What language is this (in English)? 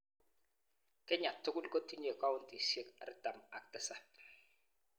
Kalenjin